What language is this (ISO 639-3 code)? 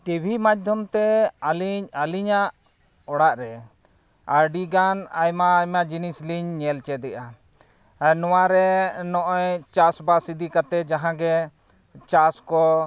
sat